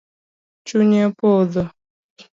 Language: Luo (Kenya and Tanzania)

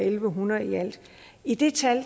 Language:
Danish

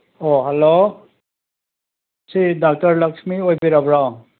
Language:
Manipuri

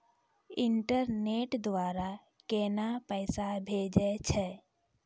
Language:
Maithili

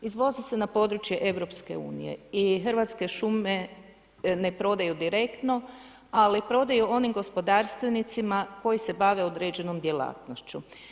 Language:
Croatian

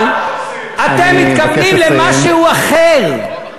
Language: Hebrew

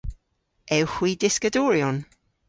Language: Cornish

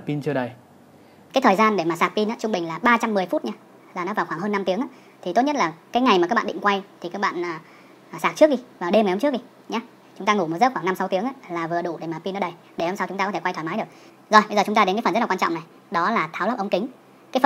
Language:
Vietnamese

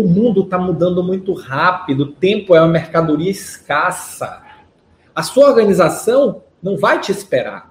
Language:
Portuguese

